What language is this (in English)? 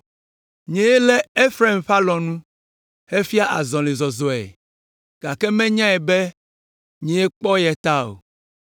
Ewe